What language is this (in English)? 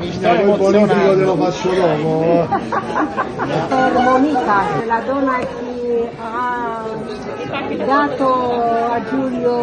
Italian